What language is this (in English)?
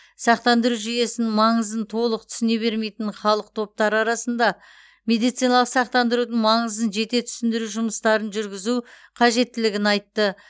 Kazakh